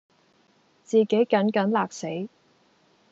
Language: Cantonese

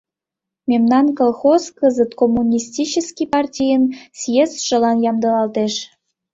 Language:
Mari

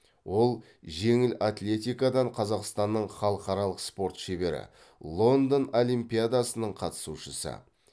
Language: Kazakh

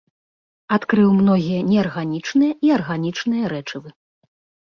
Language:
Belarusian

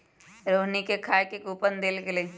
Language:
Magahi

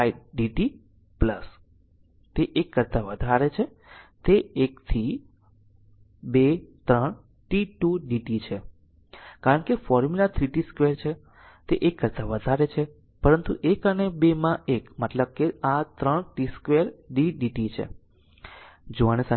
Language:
Gujarati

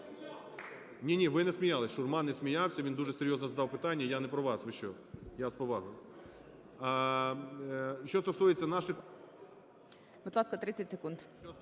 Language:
Ukrainian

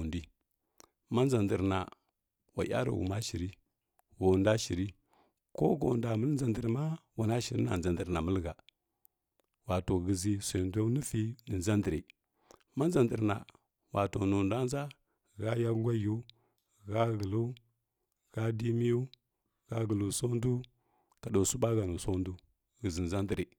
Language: Kirya-Konzəl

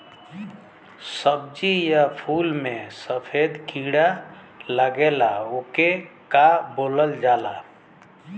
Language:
Bhojpuri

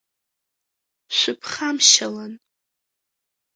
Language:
Abkhazian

